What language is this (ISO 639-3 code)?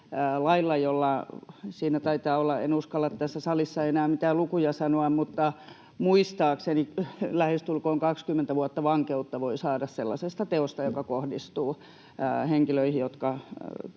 fin